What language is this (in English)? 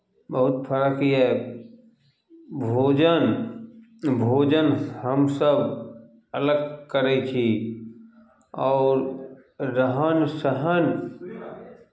Maithili